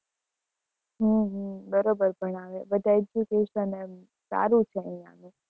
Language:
Gujarati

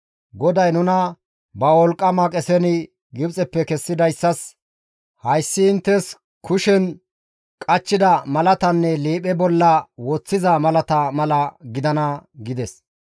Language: Gamo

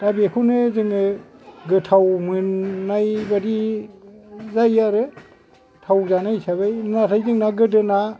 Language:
Bodo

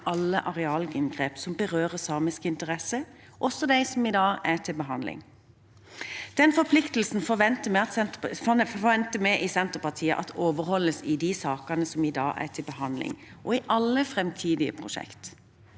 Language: Norwegian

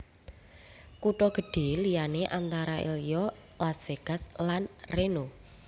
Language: Javanese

